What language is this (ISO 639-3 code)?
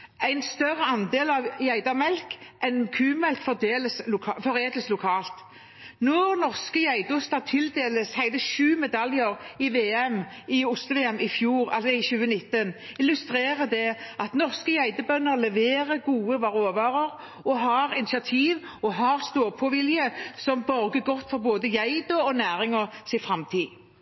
nob